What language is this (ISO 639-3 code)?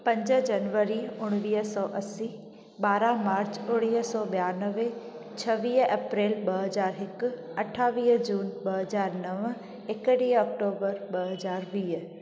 snd